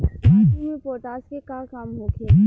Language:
Bhojpuri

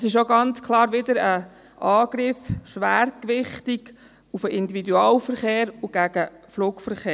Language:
Swiss German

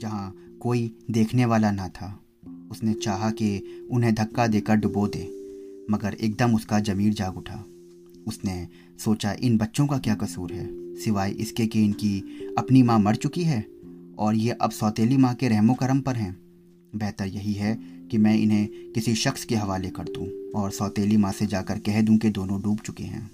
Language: Hindi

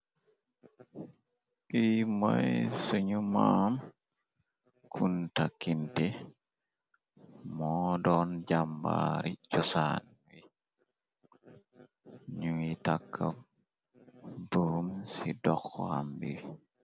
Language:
Wolof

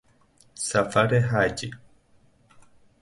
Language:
Persian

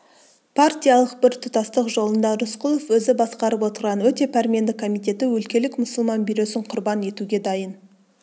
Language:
Kazakh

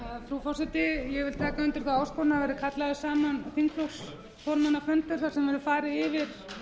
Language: Icelandic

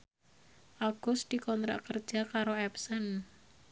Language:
Javanese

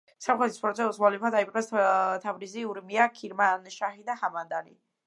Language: Georgian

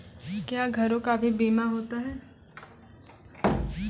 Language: Maithili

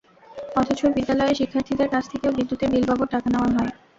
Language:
Bangla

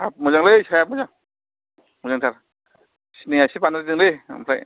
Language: Bodo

